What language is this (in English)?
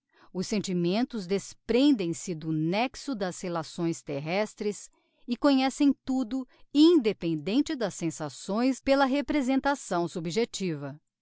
Portuguese